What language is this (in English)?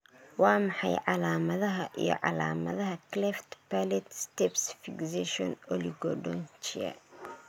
Somali